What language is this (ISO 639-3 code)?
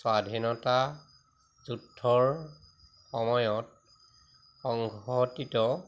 asm